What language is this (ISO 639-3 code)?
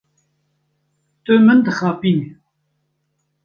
kur